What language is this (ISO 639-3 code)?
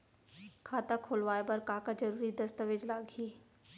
hne